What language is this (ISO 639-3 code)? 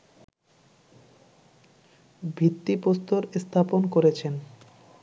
ben